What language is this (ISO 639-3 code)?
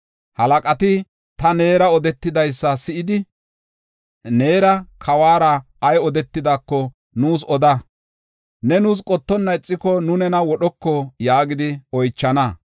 gof